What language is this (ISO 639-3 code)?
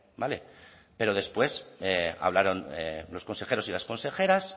spa